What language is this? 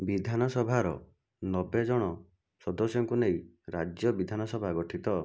Odia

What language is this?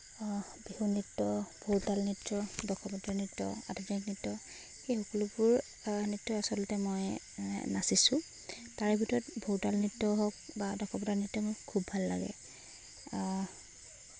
Assamese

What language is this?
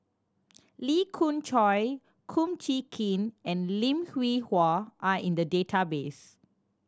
English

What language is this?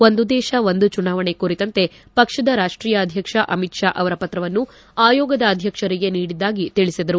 Kannada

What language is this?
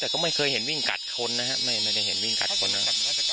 Thai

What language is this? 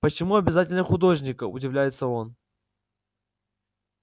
Russian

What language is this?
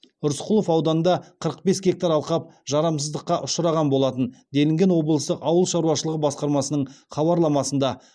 Kazakh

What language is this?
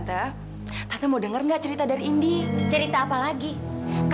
Indonesian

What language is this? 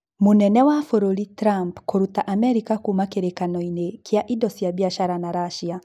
Kikuyu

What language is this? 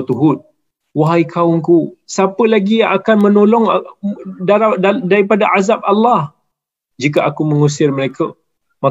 Malay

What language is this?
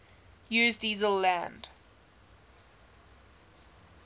English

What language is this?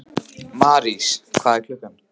Icelandic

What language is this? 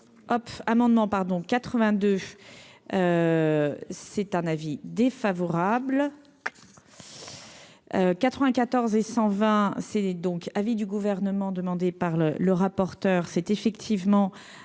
French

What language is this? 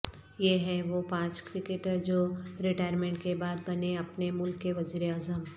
Urdu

